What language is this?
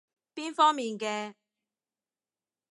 Cantonese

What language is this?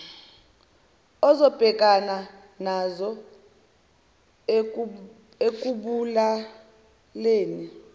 Zulu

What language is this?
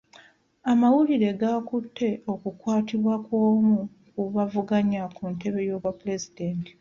Ganda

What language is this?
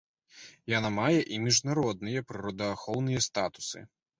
Belarusian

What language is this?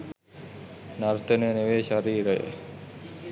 Sinhala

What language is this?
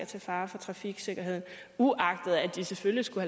Danish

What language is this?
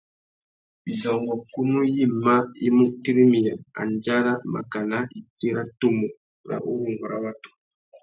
Tuki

